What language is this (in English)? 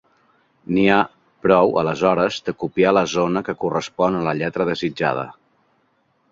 Catalan